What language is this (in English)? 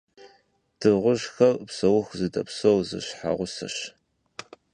Kabardian